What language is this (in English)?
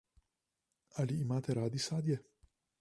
Slovenian